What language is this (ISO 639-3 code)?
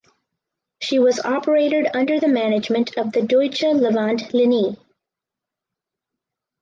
eng